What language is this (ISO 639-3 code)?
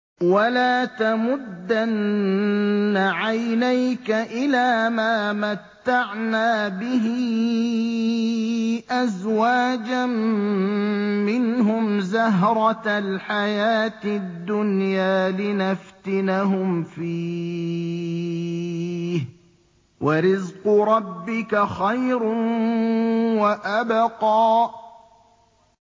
ara